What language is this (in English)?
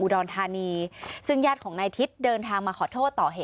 Thai